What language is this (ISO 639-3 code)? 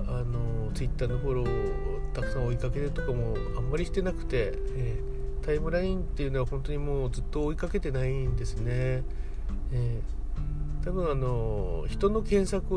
jpn